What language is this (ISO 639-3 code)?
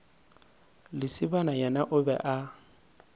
nso